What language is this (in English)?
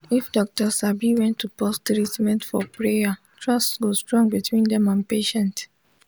Nigerian Pidgin